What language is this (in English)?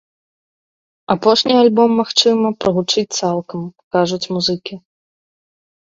Belarusian